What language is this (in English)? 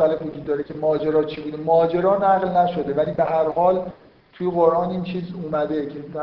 Persian